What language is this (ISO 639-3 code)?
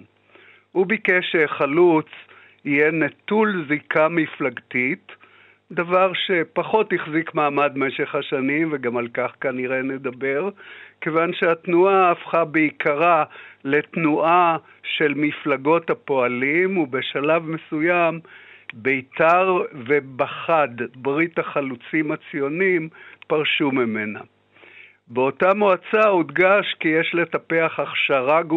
heb